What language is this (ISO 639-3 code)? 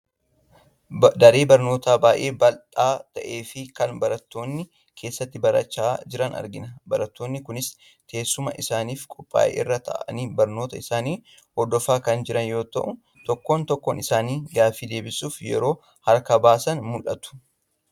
orm